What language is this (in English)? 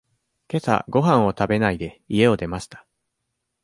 Japanese